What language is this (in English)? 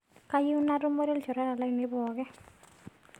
Masai